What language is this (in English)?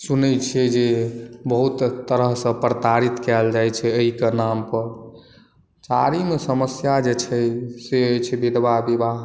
Maithili